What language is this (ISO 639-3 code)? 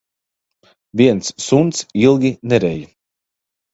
lav